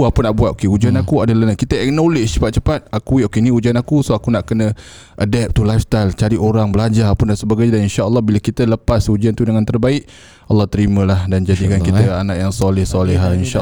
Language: Malay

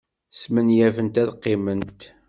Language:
Kabyle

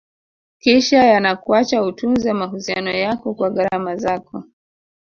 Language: Swahili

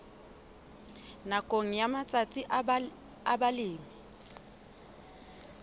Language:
Southern Sotho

